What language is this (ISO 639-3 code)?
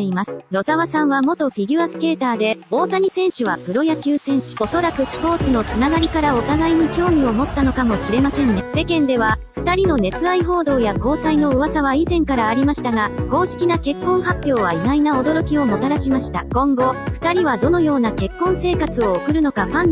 jpn